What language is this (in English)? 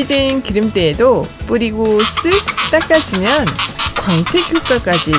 Korean